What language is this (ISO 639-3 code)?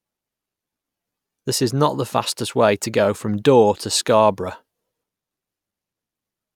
eng